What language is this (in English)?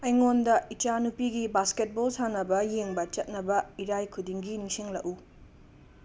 Manipuri